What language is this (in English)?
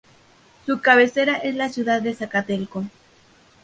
Spanish